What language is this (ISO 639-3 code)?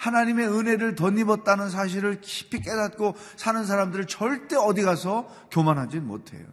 kor